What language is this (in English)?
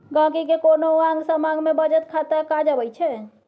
Maithili